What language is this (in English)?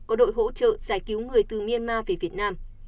Vietnamese